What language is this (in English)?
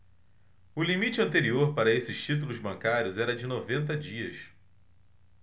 Portuguese